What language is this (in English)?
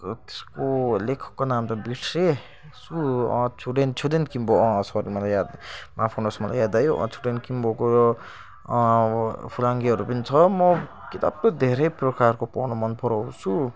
Nepali